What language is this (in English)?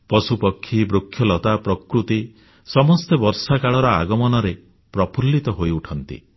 Odia